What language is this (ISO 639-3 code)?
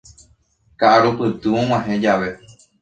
grn